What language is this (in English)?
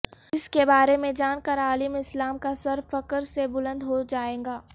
Urdu